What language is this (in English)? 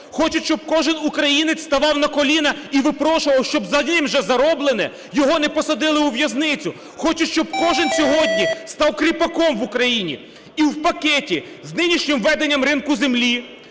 Ukrainian